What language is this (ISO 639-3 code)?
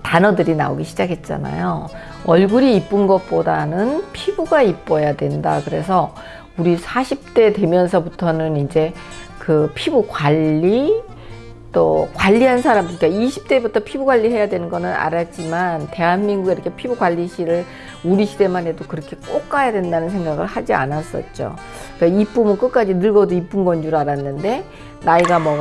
kor